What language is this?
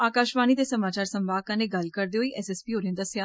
Dogri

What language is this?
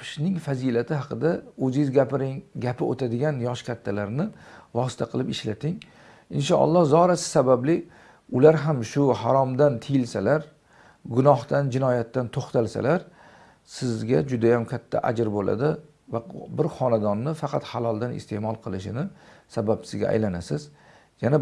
Turkish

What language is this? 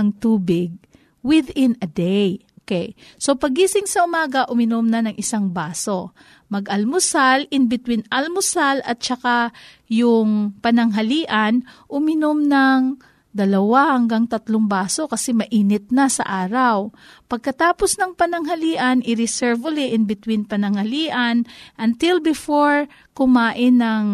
Filipino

